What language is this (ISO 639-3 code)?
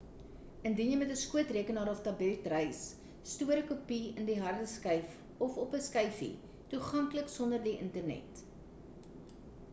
afr